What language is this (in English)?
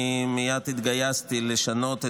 Hebrew